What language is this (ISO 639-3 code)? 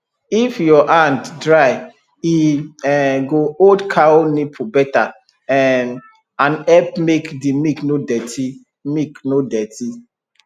pcm